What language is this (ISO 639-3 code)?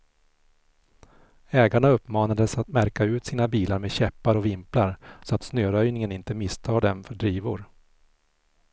swe